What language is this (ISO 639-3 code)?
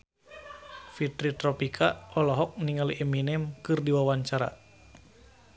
sun